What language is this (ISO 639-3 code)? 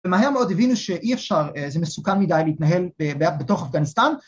heb